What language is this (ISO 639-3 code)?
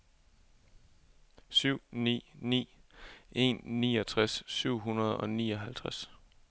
dan